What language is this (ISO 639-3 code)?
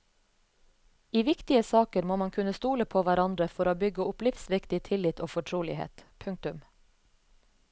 nor